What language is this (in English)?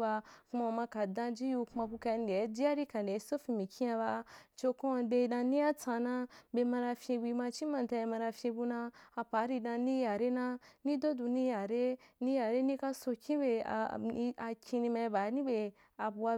Wapan